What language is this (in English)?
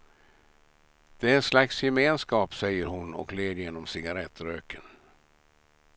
Swedish